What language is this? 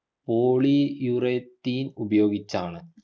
Malayalam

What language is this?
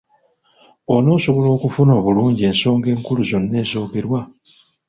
Ganda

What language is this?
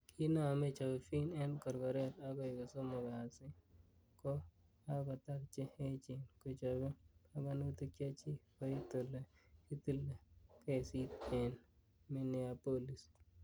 Kalenjin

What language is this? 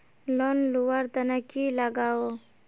Magahi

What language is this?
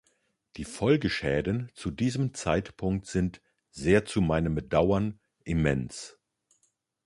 German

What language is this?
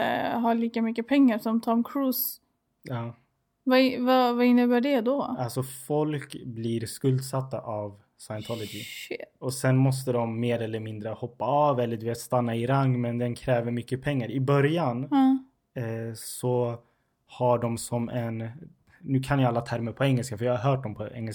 Swedish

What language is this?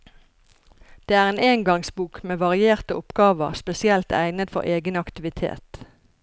Norwegian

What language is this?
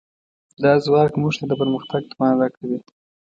Pashto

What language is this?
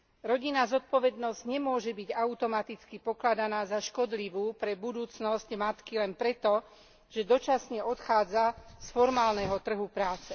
Slovak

